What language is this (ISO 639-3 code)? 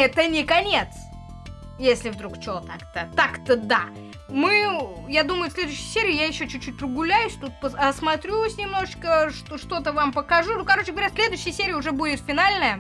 rus